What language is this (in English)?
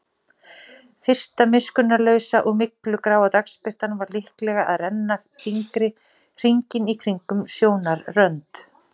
Icelandic